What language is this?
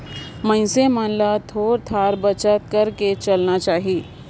Chhattisgarhi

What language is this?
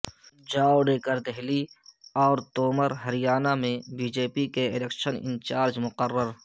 Urdu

